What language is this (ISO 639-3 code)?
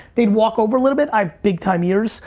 eng